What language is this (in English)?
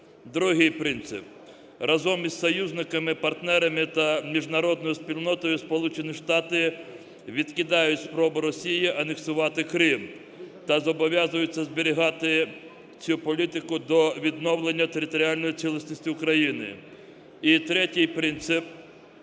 Ukrainian